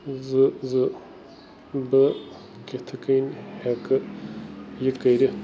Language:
Kashmiri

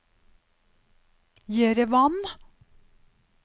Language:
Norwegian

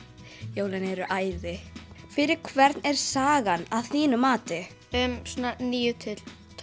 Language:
Icelandic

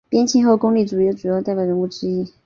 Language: Chinese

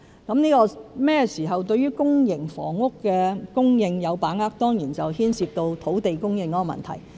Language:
Cantonese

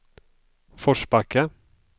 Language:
Swedish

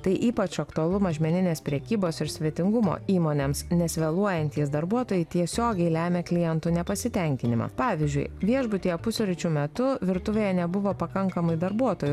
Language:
Lithuanian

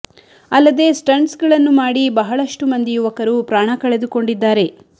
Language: Kannada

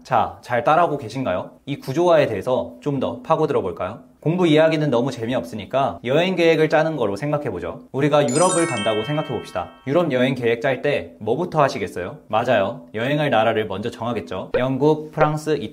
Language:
Korean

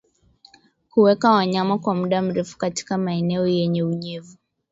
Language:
Swahili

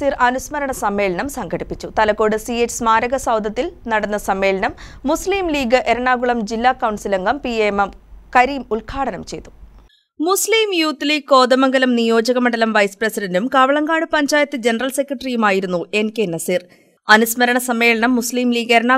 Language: Malayalam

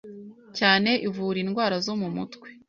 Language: Kinyarwanda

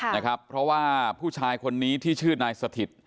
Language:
Thai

